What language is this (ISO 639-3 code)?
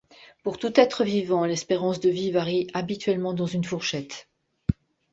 fra